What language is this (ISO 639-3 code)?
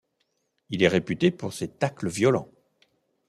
fra